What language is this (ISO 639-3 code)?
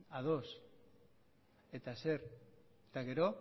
eus